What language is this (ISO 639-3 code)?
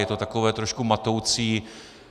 ces